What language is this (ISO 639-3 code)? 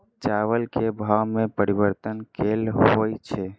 mai